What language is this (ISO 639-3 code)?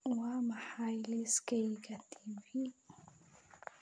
som